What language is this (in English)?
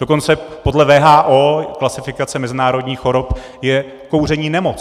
Czech